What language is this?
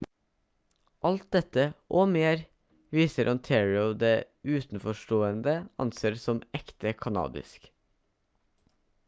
Norwegian Bokmål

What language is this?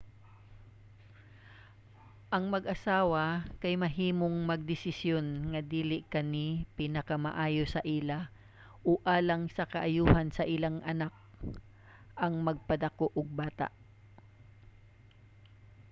Cebuano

